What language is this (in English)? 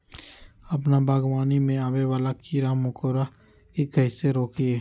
Magahi